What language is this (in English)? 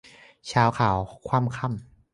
Thai